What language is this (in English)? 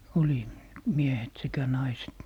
Finnish